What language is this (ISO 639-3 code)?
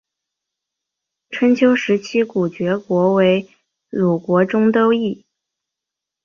zho